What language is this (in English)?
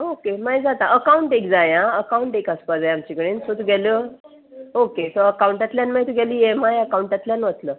Konkani